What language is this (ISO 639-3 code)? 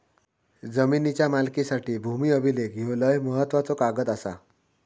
mar